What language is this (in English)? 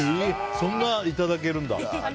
Japanese